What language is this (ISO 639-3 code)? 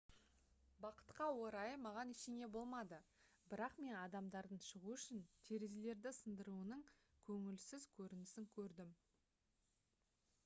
kaz